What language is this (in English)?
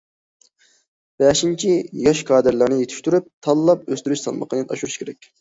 Uyghur